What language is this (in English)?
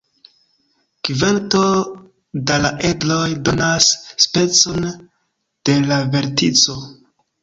Esperanto